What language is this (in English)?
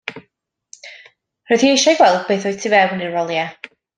Welsh